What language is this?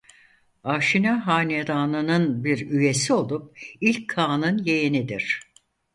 Turkish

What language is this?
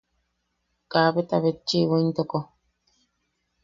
Yaqui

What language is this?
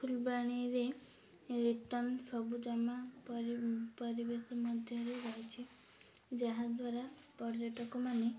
Odia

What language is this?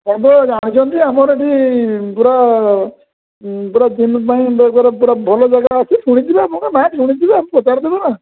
Odia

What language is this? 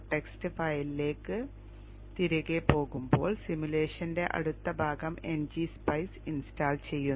Malayalam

